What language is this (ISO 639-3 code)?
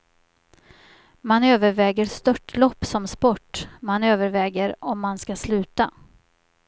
swe